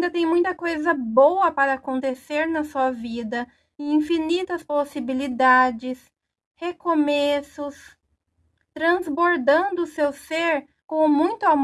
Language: Portuguese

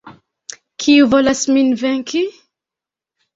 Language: Esperanto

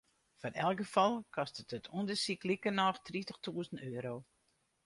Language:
Western Frisian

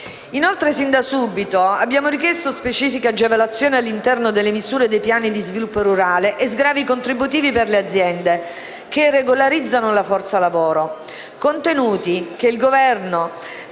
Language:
Italian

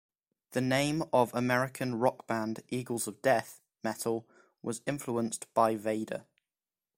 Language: English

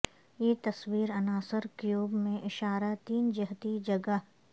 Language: Urdu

